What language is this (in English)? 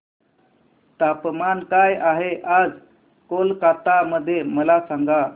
Marathi